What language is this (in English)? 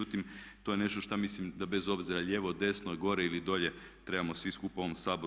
Croatian